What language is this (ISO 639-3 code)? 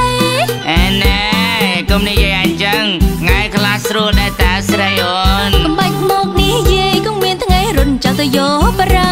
tha